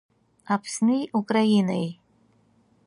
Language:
Abkhazian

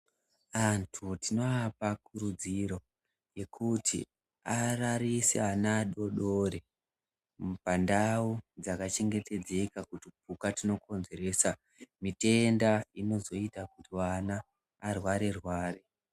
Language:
Ndau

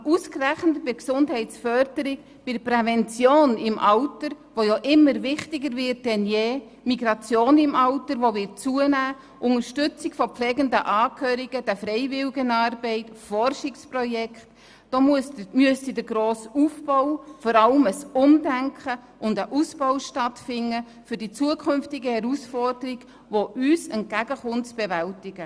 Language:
Swiss German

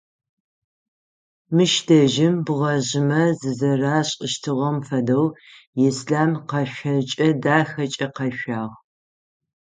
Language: Adyghe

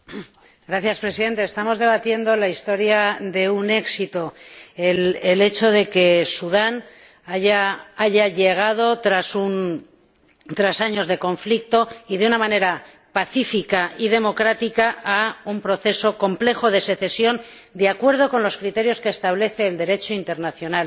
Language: Spanish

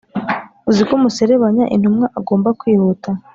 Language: Kinyarwanda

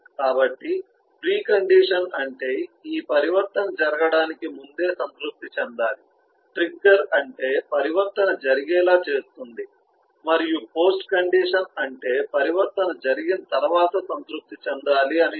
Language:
Telugu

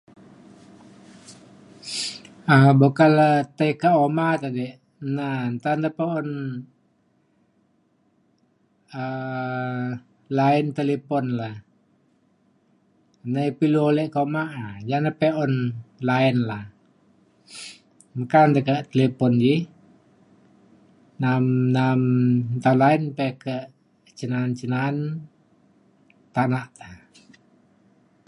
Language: Mainstream Kenyah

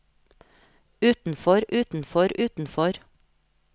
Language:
Norwegian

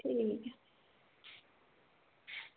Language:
Dogri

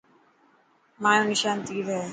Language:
Dhatki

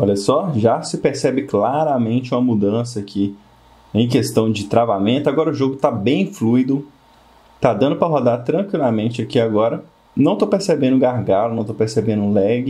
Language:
Portuguese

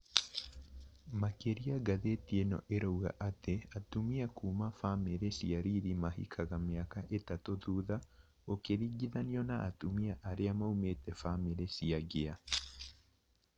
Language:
Kikuyu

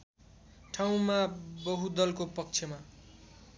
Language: Nepali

